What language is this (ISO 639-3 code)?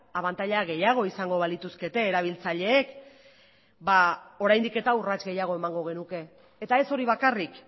eus